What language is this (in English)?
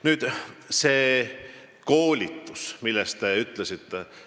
Estonian